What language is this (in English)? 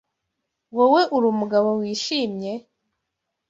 Kinyarwanda